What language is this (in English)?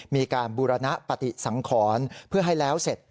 Thai